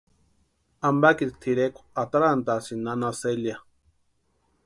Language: Western Highland Purepecha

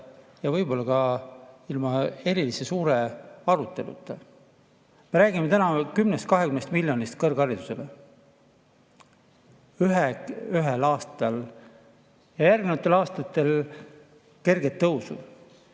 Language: Estonian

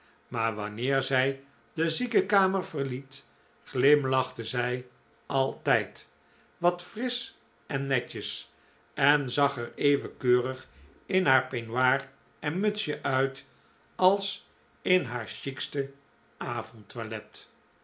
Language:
Dutch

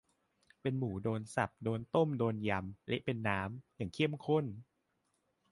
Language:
Thai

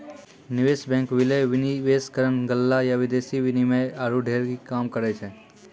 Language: Maithili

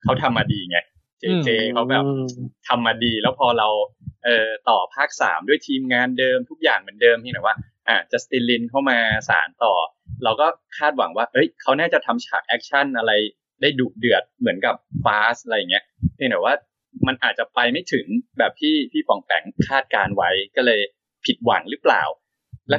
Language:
Thai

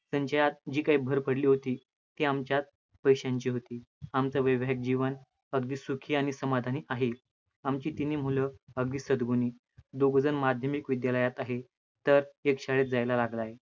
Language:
Marathi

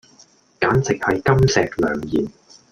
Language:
Cantonese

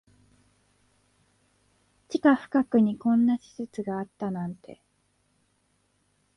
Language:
Japanese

